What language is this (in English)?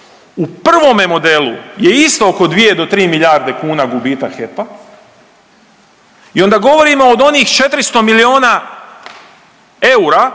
Croatian